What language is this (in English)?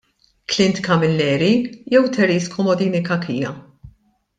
Maltese